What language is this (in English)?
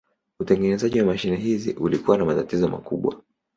Swahili